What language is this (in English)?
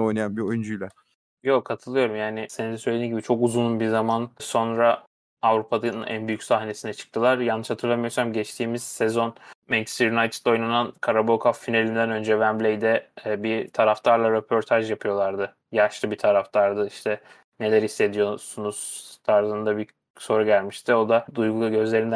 Turkish